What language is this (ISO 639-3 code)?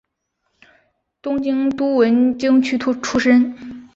zho